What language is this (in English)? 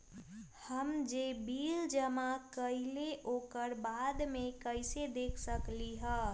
Magahi